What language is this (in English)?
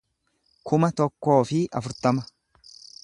Oromo